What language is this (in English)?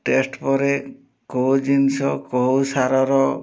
Odia